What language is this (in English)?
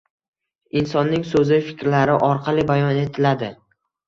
Uzbek